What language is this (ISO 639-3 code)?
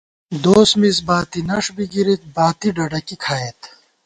gwt